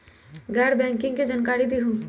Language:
Magahi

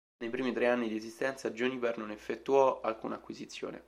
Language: Italian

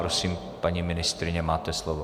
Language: Czech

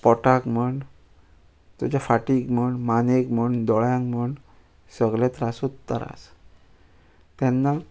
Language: Konkani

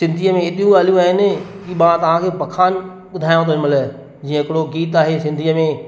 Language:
Sindhi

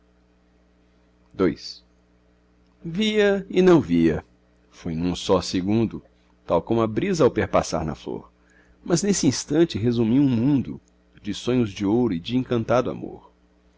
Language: Portuguese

